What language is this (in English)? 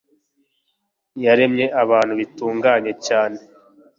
Kinyarwanda